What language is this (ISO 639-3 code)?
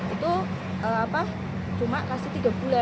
ind